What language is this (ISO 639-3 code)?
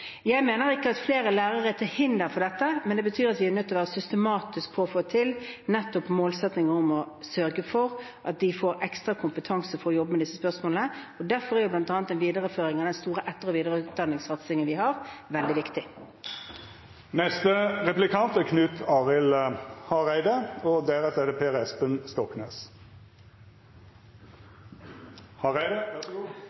nor